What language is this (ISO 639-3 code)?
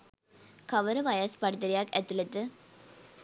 sin